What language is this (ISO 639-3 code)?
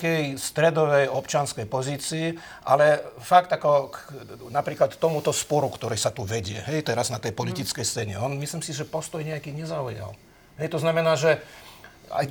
slk